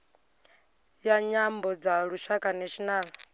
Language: Venda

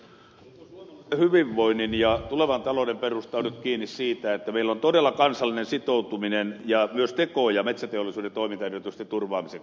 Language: Finnish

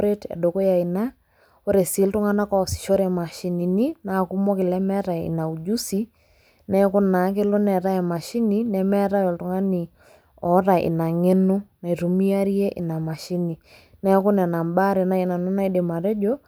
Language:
Masai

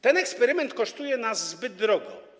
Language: Polish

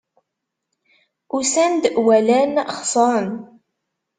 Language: Kabyle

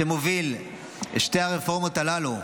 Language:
Hebrew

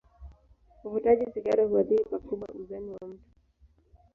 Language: Swahili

